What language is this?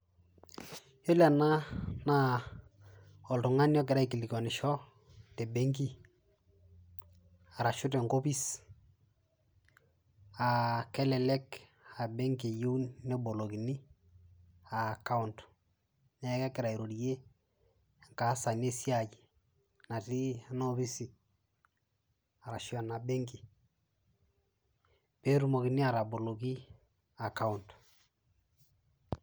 Masai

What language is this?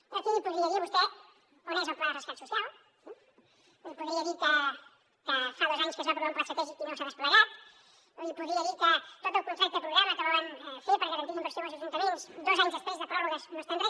Catalan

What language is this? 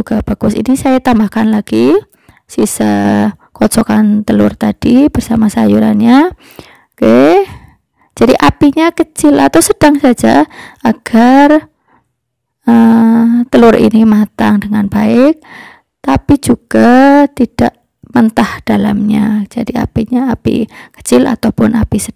Indonesian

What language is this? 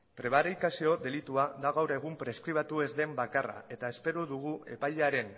Basque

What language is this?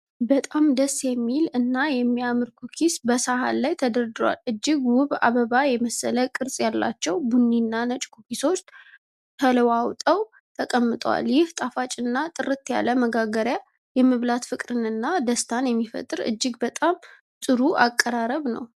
Amharic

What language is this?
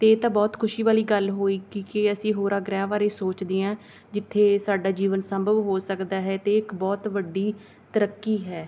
Punjabi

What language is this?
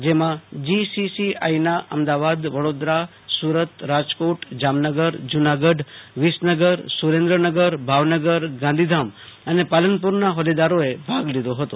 Gujarati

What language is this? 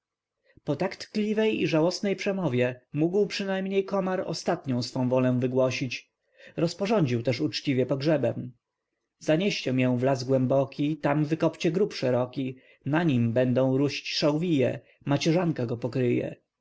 Polish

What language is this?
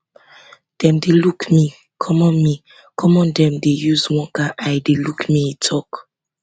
Nigerian Pidgin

